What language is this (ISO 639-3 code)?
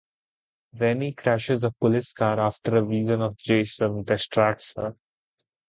eng